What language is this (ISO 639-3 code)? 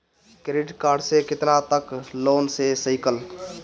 bho